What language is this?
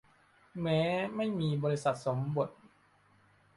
Thai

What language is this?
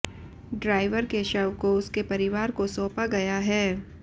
Hindi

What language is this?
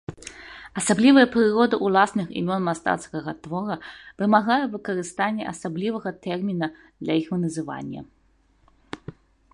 Belarusian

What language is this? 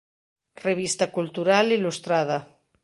Galician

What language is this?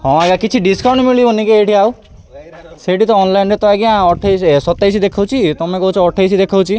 Odia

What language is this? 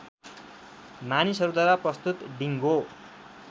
Nepali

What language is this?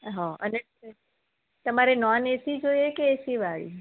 Gujarati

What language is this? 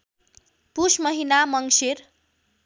Nepali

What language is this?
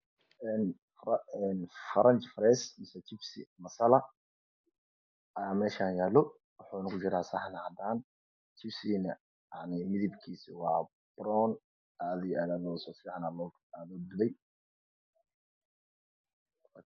Somali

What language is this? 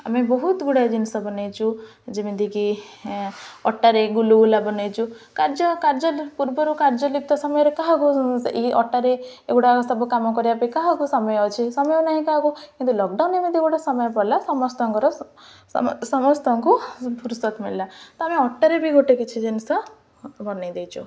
Odia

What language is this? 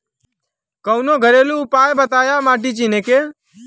Bhojpuri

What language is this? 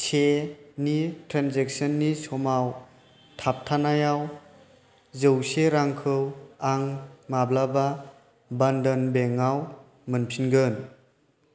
Bodo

